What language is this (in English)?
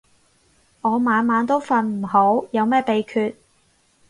Cantonese